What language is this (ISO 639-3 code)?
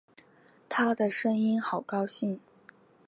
zho